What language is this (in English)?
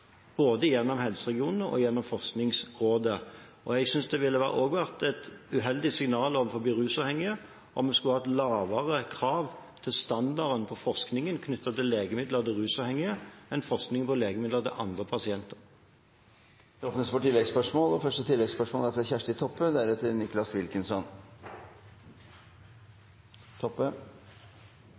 Norwegian